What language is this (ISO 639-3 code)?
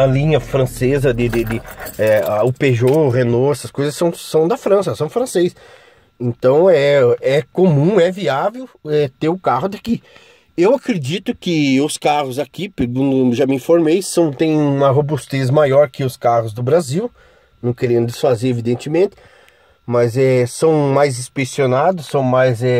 por